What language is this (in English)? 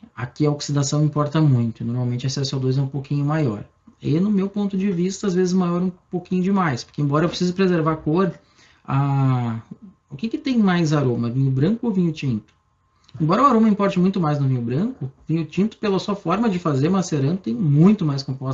Portuguese